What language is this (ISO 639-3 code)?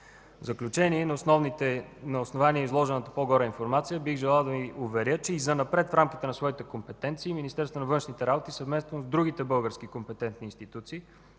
bul